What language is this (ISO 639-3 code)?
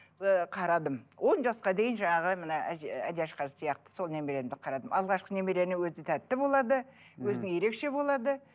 kaz